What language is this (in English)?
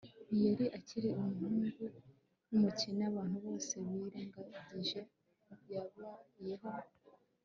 Kinyarwanda